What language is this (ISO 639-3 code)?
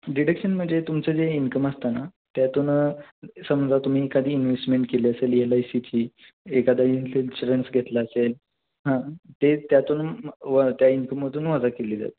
mar